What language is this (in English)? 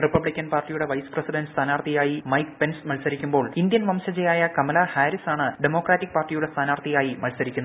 Malayalam